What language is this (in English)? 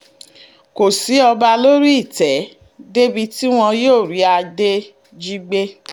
Yoruba